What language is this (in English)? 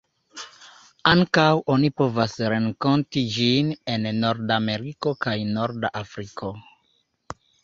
Esperanto